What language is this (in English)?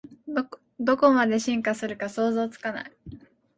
Japanese